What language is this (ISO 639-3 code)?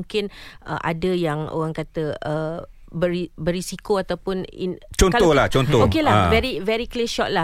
msa